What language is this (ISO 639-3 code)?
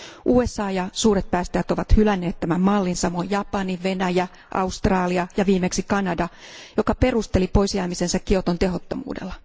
fin